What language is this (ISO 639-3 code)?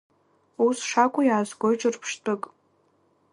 abk